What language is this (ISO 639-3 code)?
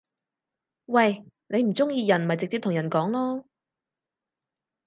yue